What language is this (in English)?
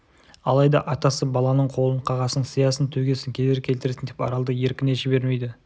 Kazakh